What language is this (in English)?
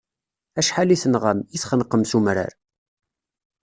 Kabyle